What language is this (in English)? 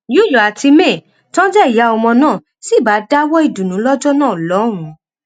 Yoruba